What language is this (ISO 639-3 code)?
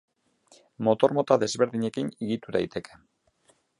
eus